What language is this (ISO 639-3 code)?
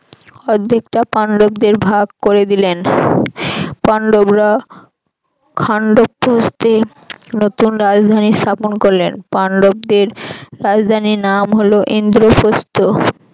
ben